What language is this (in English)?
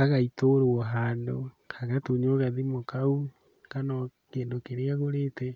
Kikuyu